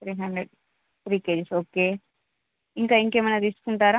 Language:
Telugu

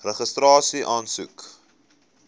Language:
Afrikaans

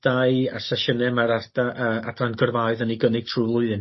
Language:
Welsh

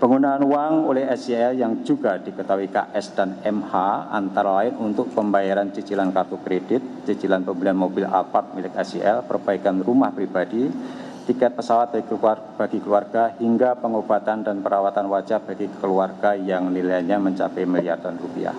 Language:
Indonesian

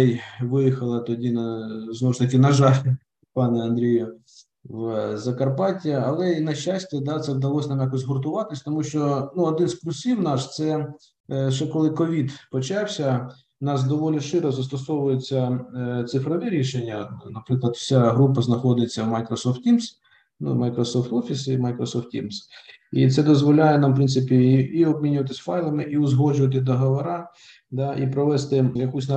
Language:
Ukrainian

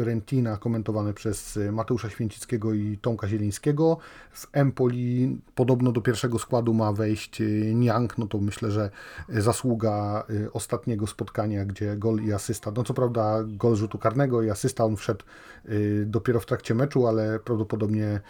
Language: Polish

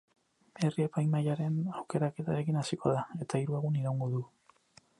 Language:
Basque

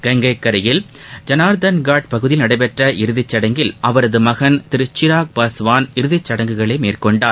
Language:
Tamil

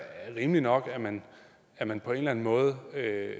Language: Danish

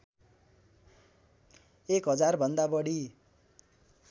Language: Nepali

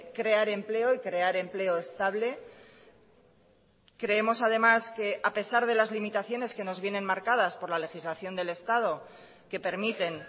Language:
Spanish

